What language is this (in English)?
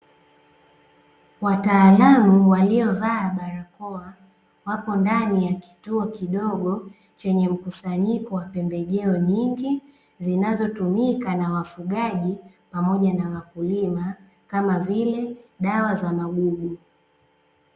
Swahili